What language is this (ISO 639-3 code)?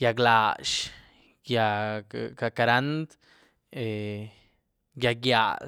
ztu